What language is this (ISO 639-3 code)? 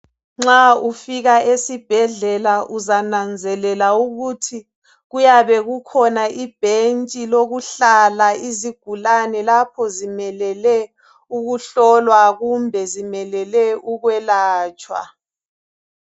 nde